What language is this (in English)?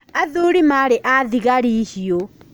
Kikuyu